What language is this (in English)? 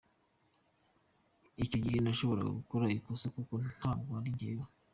Kinyarwanda